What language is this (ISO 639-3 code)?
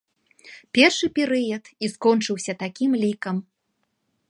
bel